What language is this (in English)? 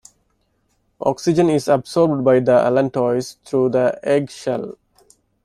English